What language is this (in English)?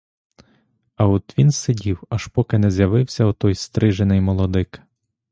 Ukrainian